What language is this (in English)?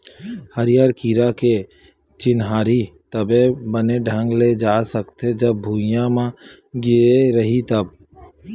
Chhattisgarhi